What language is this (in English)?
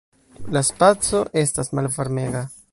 Esperanto